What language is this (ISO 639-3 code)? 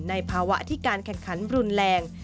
tha